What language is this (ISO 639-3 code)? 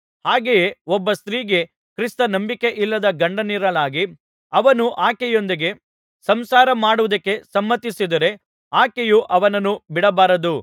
kan